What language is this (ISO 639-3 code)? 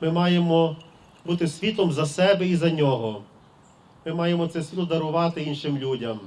ukr